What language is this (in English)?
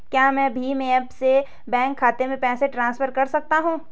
Hindi